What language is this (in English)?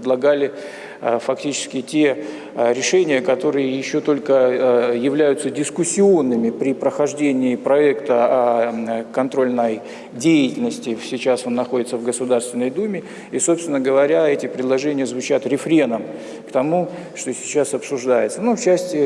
Russian